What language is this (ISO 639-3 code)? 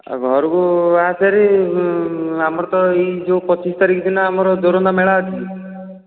ori